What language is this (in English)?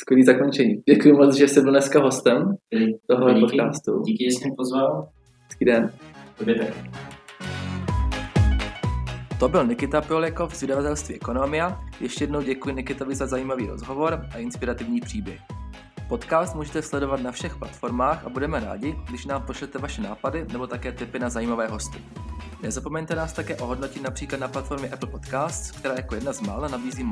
Czech